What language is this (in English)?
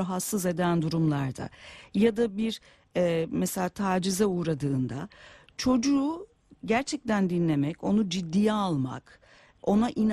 Turkish